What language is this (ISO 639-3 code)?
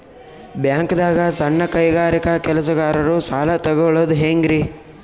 kan